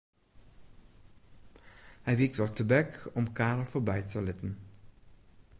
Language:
Western Frisian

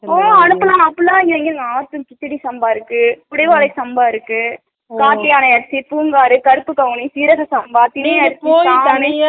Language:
Tamil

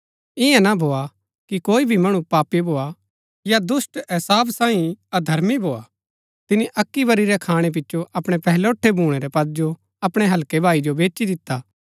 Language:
Gaddi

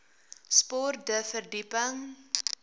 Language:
Afrikaans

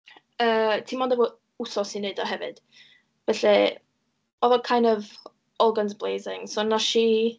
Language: Welsh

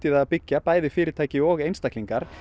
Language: Icelandic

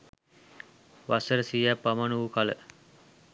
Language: Sinhala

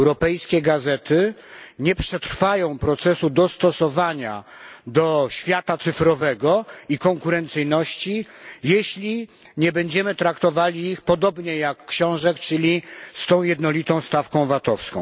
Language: Polish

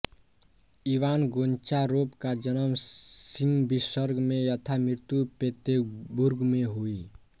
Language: Hindi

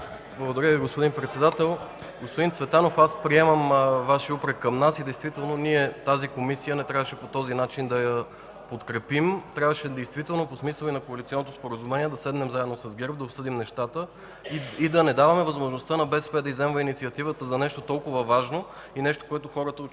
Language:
Bulgarian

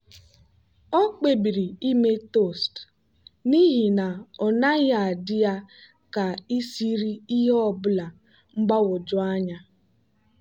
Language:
Igbo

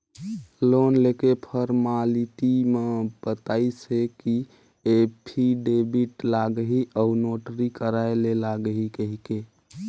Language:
Chhattisgarhi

